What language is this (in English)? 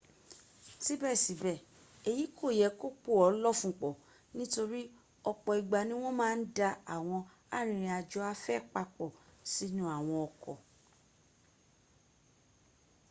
Yoruba